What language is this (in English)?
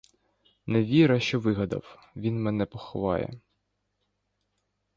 Ukrainian